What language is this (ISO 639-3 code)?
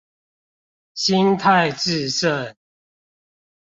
zho